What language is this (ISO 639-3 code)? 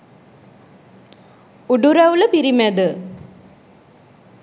sin